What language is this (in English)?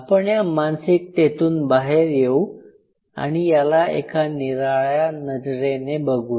Marathi